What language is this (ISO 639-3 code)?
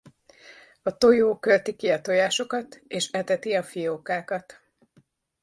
hun